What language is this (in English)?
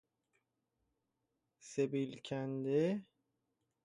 Persian